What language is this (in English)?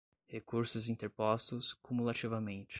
Portuguese